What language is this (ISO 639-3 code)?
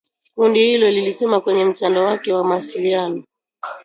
swa